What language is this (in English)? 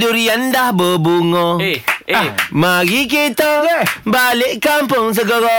Malay